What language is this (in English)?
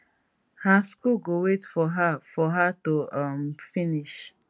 Nigerian Pidgin